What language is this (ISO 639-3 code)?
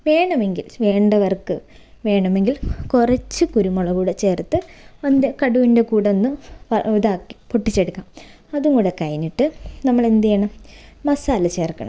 mal